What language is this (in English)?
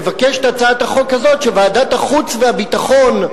Hebrew